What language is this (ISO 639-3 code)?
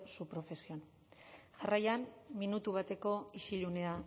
eus